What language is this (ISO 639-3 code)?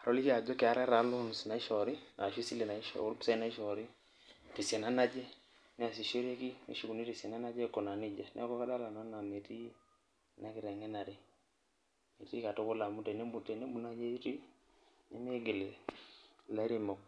mas